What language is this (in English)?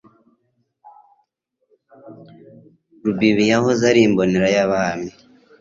Kinyarwanda